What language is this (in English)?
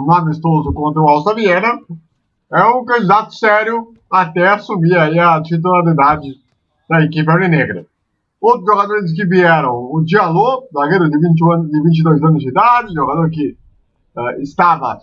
Portuguese